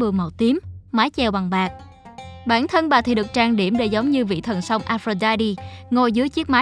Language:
Vietnamese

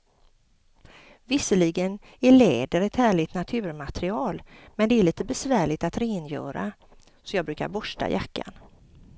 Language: Swedish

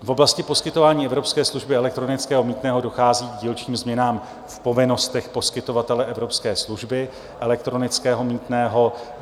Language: Czech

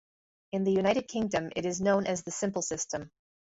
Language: English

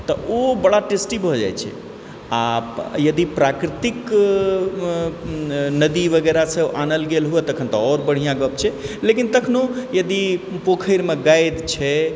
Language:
Maithili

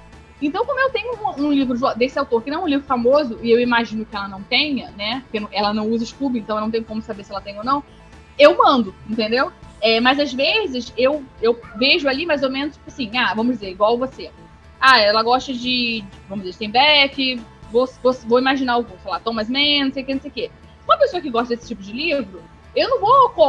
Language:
Portuguese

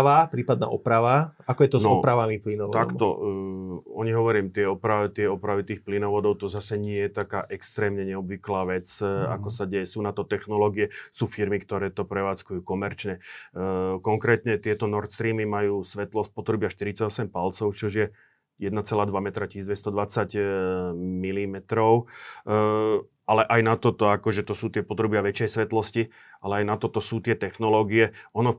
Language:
Slovak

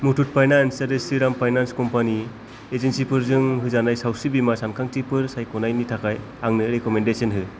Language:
Bodo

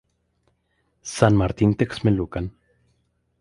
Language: Spanish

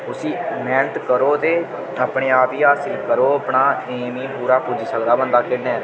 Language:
Dogri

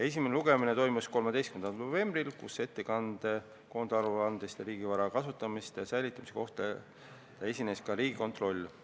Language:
Estonian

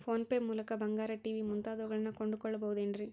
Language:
Kannada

